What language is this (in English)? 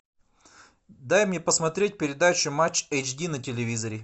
Russian